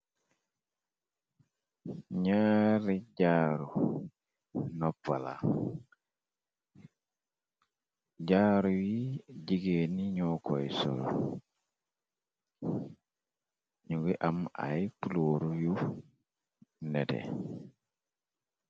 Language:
Wolof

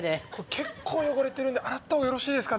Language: Japanese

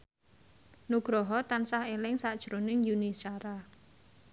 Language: Javanese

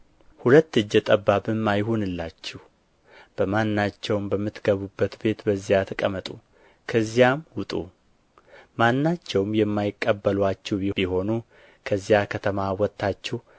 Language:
Amharic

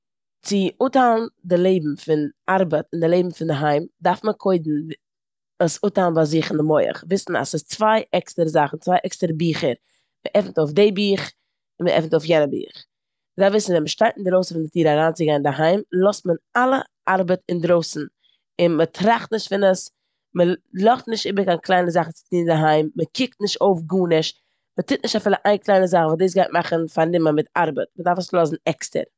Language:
Yiddish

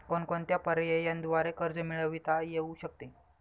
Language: Marathi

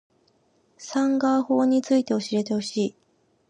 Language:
Japanese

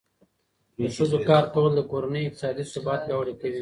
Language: Pashto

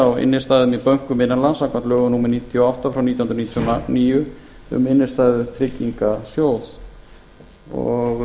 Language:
Icelandic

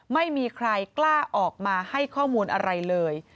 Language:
Thai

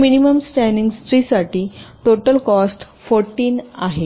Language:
Marathi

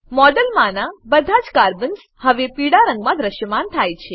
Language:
Gujarati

